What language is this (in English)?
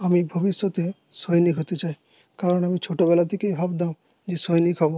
Bangla